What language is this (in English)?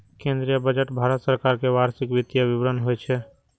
Maithili